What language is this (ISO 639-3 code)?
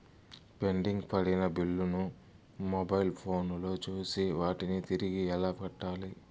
tel